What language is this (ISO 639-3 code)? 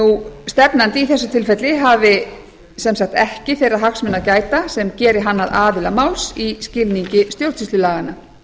isl